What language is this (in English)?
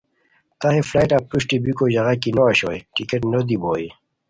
Khowar